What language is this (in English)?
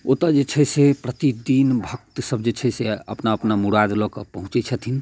Maithili